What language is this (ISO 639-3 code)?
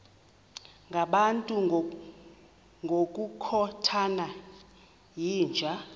xho